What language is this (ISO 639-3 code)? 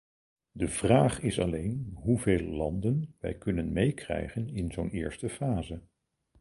nld